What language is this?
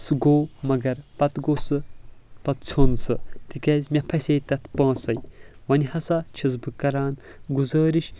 Kashmiri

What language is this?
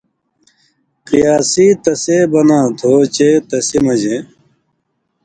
Indus Kohistani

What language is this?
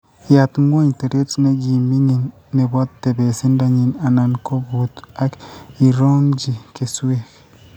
Kalenjin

